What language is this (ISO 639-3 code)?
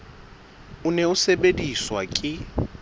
sot